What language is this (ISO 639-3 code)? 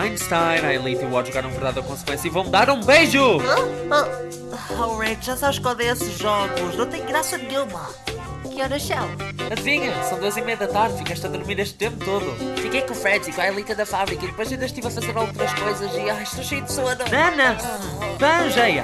por